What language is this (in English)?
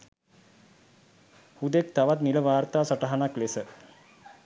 Sinhala